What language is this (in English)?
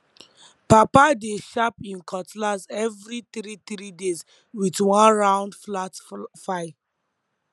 Nigerian Pidgin